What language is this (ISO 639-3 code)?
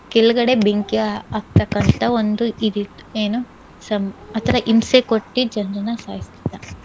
kan